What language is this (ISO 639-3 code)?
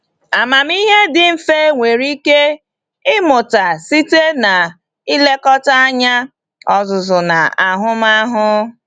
ibo